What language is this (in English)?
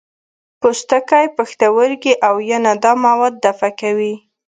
Pashto